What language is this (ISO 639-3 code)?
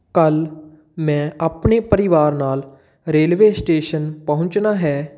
pan